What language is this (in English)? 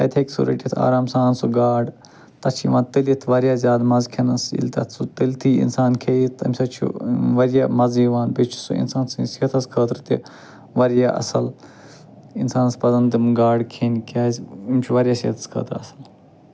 Kashmiri